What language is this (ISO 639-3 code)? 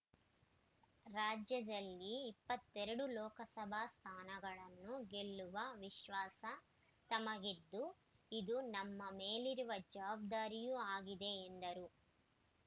kan